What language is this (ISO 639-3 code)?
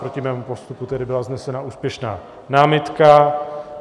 ces